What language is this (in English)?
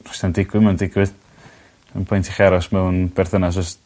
Welsh